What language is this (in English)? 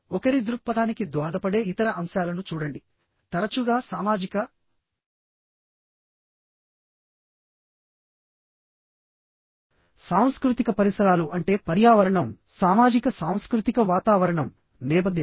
Telugu